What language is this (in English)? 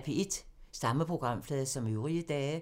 Danish